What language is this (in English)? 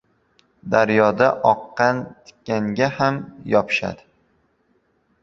Uzbek